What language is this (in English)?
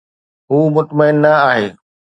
Sindhi